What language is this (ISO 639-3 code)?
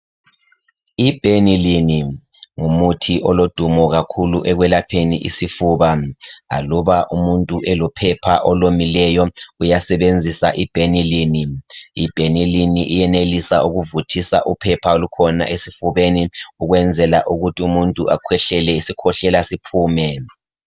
nde